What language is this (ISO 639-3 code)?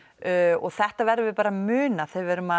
isl